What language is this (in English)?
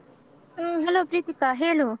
Kannada